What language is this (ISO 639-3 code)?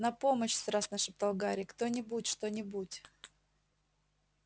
rus